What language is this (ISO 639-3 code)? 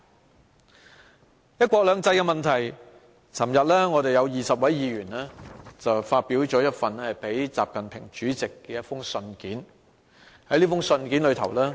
yue